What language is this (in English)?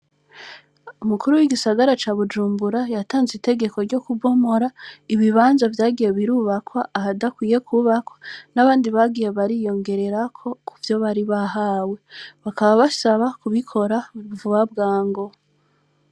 Rundi